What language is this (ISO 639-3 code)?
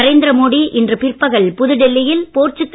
tam